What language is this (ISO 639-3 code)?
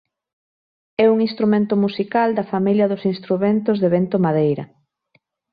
glg